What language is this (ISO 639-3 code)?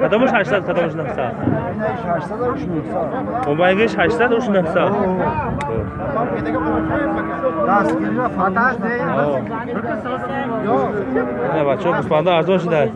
tur